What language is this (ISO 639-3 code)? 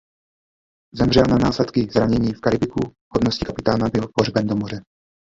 ces